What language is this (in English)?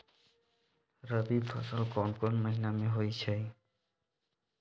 Magahi